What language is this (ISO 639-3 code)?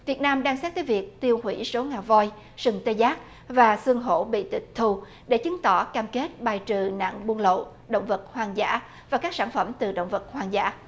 vie